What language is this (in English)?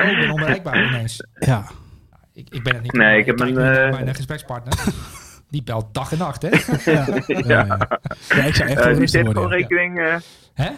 Dutch